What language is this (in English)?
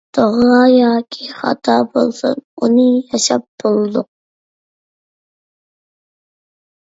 Uyghur